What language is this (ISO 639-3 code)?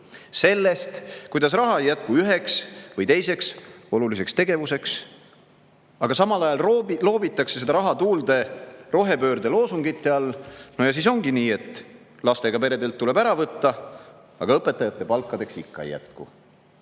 est